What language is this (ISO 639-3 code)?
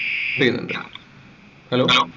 mal